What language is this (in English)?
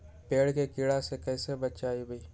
Magahi